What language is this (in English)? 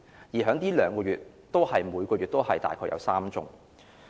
Cantonese